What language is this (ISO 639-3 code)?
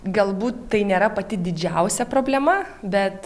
lit